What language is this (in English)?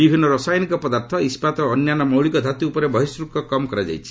Odia